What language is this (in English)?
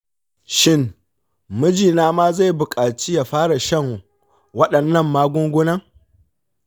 Hausa